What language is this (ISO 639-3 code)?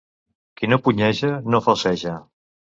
cat